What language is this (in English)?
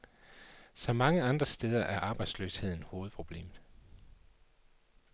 Danish